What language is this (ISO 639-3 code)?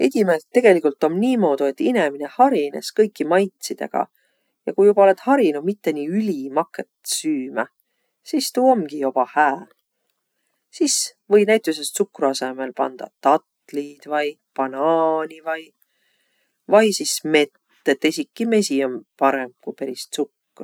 vro